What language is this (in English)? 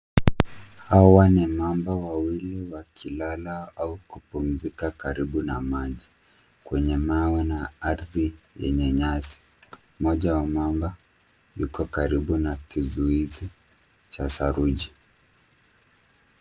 Swahili